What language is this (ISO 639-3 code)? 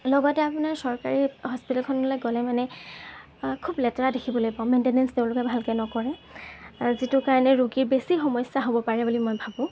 asm